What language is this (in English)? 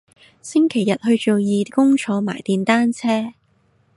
Cantonese